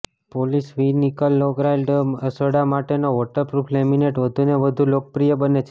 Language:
Gujarati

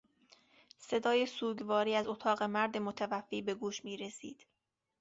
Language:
Persian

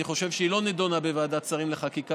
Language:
Hebrew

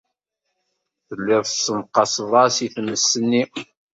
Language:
Kabyle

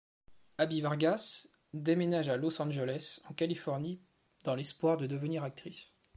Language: French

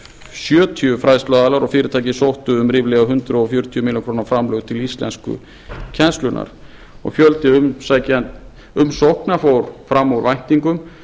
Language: Icelandic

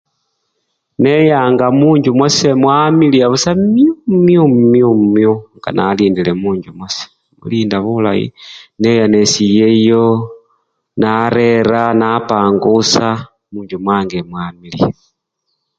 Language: Luyia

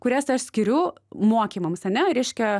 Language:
Lithuanian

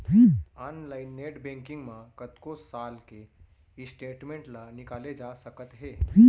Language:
Chhattisgarhi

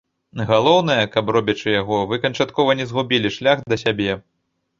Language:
Belarusian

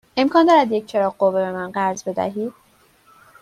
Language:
Persian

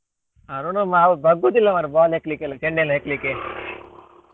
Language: Kannada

